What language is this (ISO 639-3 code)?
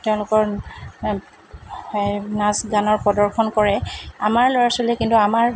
asm